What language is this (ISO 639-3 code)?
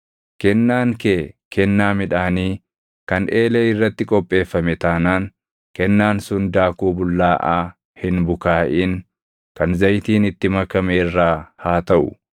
orm